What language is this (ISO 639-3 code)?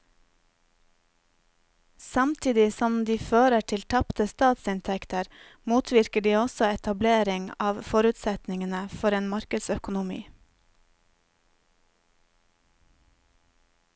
nor